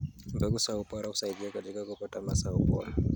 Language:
Kalenjin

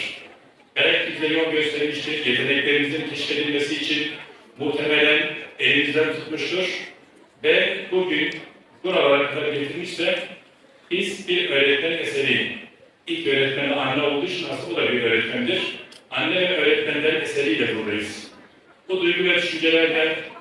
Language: Turkish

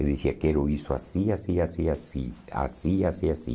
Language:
Portuguese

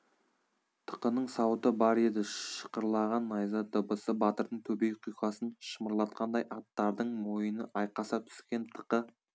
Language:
Kazakh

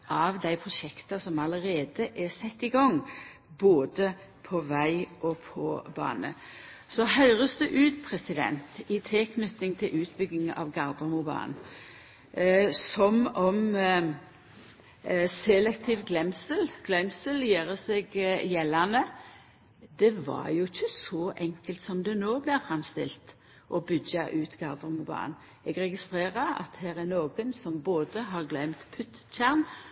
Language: Norwegian Nynorsk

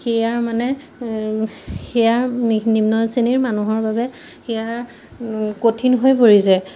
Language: Assamese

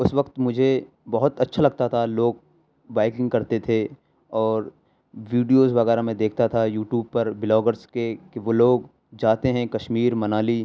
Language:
Urdu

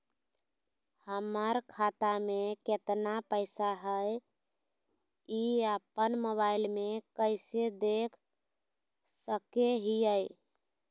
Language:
Magahi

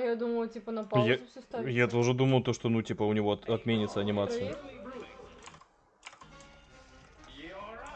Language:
Russian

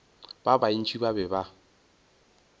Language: Northern Sotho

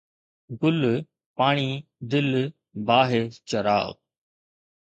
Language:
Sindhi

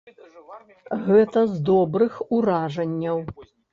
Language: Belarusian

